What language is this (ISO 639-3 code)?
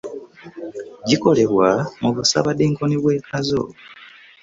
lug